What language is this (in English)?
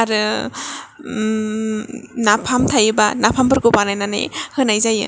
Bodo